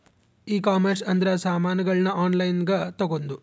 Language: Kannada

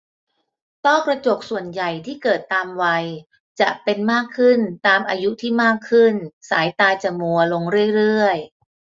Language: Thai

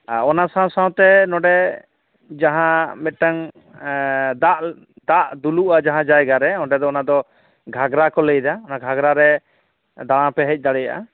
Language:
Santali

